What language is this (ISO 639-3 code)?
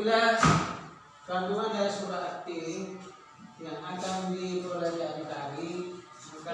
ind